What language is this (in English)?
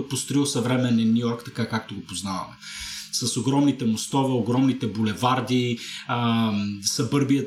Bulgarian